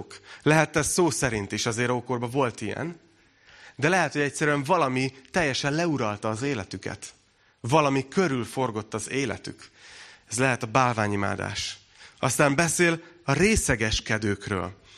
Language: Hungarian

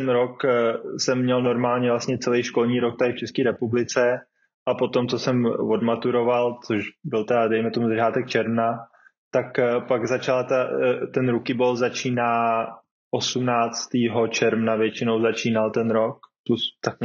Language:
Czech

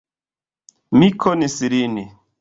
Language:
Esperanto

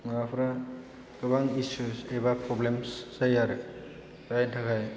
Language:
Bodo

